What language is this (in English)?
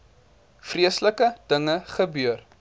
Afrikaans